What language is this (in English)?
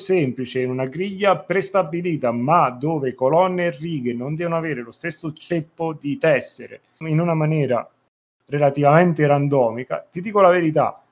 Italian